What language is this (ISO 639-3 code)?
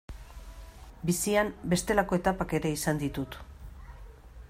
eus